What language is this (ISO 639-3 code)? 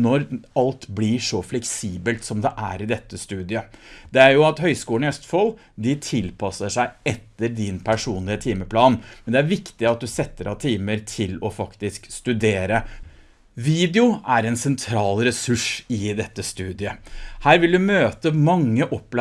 nor